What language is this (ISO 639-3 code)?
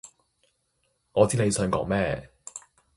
yue